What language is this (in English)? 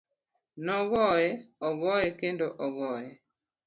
Luo (Kenya and Tanzania)